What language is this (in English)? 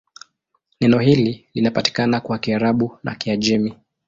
Swahili